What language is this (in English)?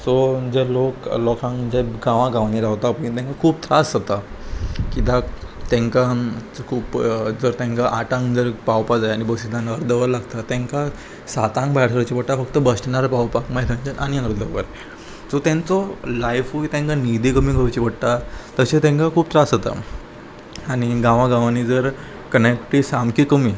Konkani